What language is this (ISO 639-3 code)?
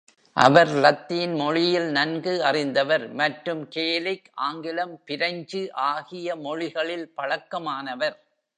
tam